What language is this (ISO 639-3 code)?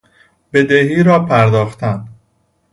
fas